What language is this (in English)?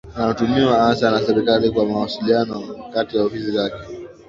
Swahili